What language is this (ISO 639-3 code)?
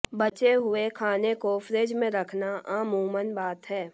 hin